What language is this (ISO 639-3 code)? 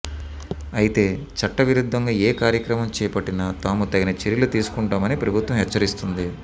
tel